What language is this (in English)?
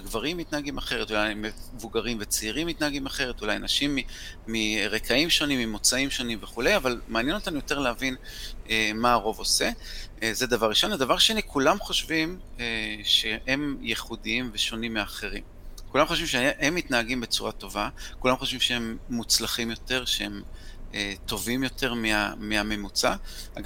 Hebrew